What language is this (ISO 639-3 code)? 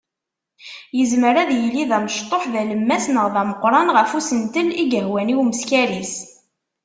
kab